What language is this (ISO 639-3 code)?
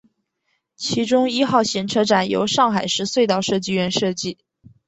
zho